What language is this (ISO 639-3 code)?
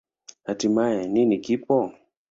swa